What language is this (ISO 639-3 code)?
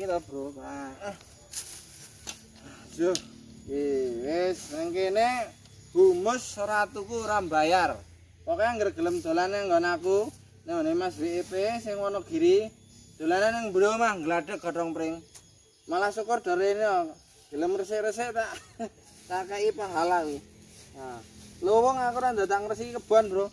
ind